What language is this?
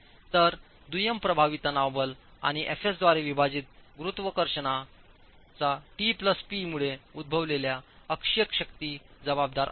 Marathi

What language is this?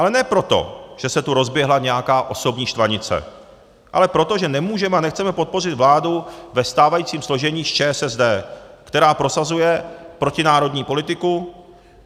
Czech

